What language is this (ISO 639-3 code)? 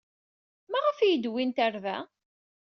kab